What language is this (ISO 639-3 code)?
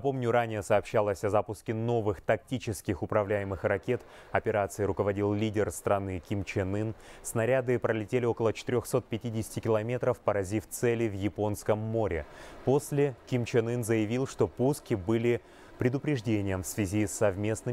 rus